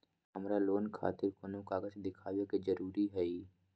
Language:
Magahi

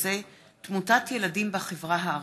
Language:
Hebrew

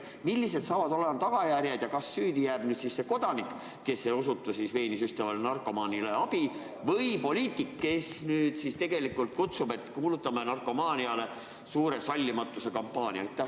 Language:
Estonian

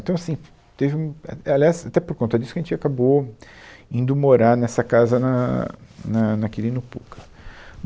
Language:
Portuguese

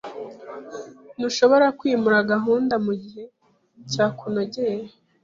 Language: Kinyarwanda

